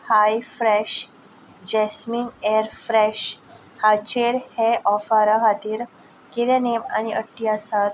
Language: Konkani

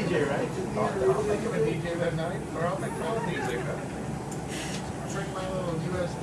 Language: English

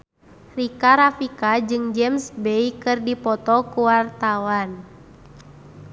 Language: Sundanese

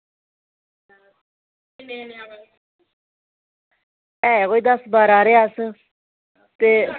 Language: Dogri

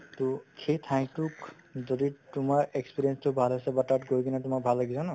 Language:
Assamese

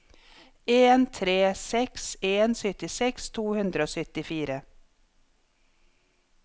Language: Norwegian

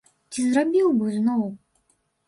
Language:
Belarusian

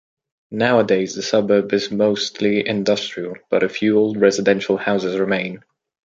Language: English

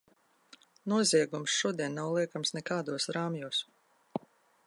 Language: Latvian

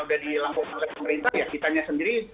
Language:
Indonesian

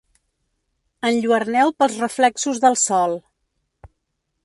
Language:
Catalan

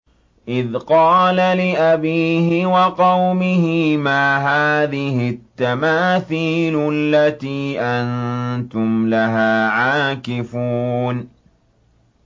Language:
Arabic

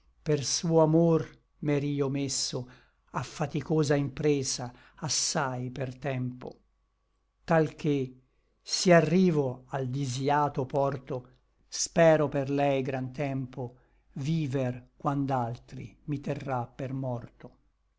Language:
Italian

